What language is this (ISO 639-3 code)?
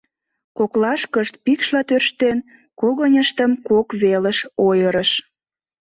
chm